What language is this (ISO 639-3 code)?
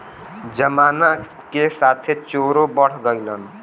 bho